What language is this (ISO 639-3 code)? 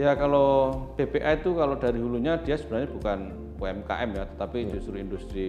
ind